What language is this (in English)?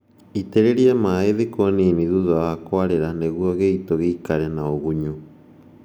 Kikuyu